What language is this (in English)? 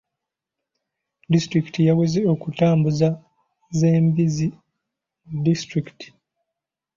Ganda